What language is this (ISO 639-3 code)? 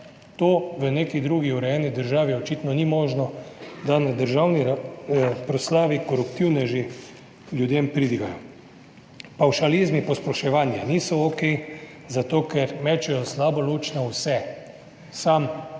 slv